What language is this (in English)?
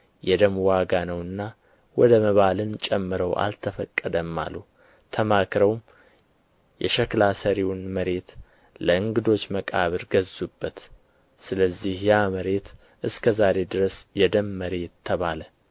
Amharic